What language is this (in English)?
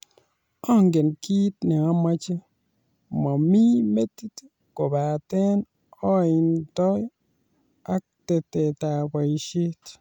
Kalenjin